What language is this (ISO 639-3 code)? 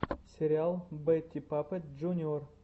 rus